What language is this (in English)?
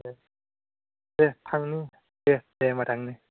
Bodo